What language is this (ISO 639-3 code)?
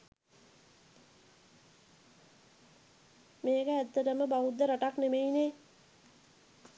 sin